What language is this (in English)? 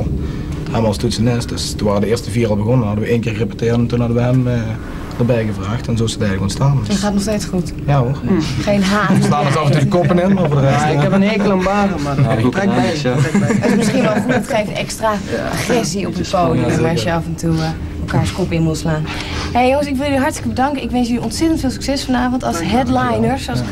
Dutch